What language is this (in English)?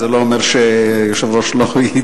Hebrew